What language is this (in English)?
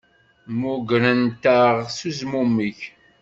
Kabyle